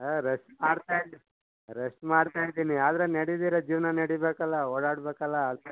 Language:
Kannada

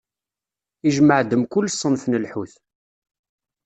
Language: Kabyle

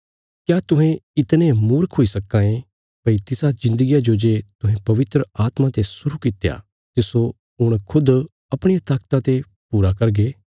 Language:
Bilaspuri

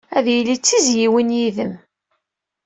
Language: Kabyle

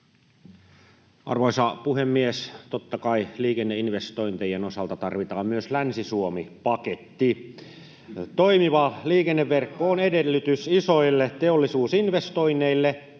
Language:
Finnish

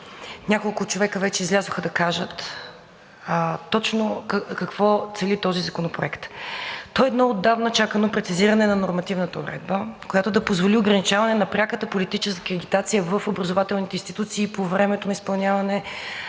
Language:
Bulgarian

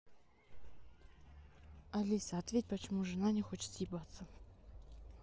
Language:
Russian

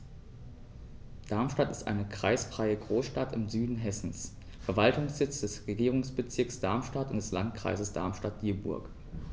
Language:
German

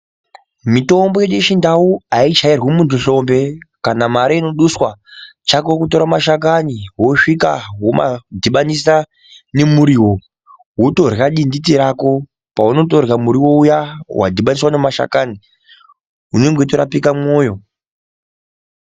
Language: Ndau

